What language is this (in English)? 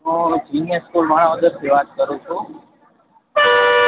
Gujarati